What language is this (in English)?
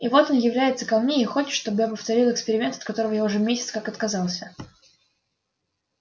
Russian